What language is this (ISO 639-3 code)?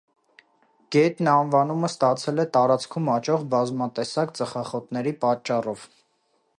hye